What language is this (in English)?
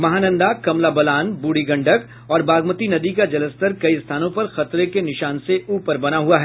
Hindi